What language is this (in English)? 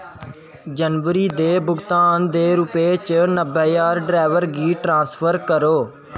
Dogri